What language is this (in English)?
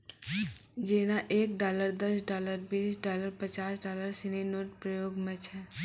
Maithili